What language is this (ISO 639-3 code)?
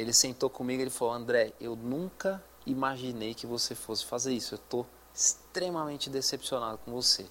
por